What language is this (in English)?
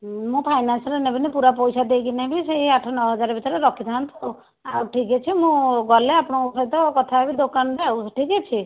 Odia